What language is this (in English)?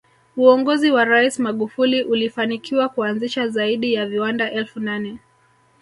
Swahili